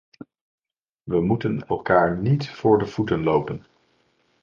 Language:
Dutch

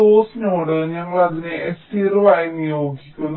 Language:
Malayalam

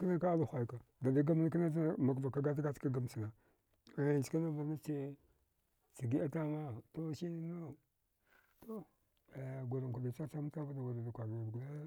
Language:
Dghwede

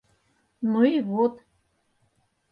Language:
Mari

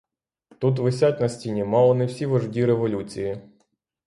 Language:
Ukrainian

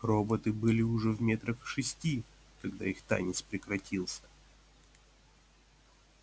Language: Russian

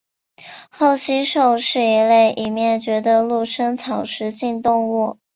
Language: Chinese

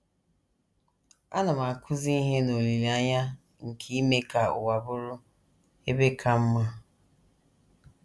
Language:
Igbo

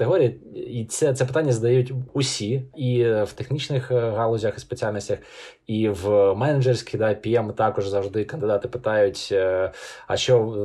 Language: Ukrainian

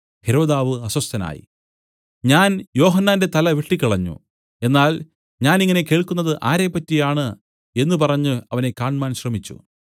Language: Malayalam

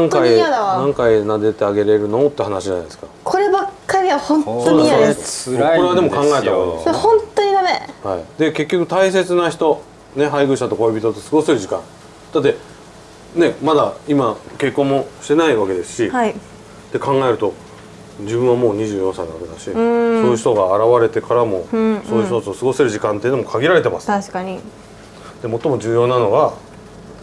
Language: Japanese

